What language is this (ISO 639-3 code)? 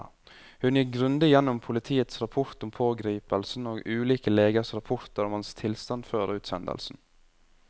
nor